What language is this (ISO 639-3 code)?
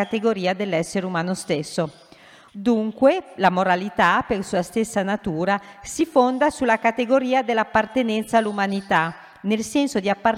ita